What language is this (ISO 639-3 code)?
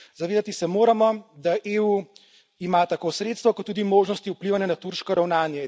slv